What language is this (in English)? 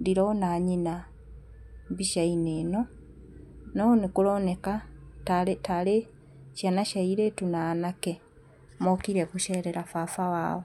Kikuyu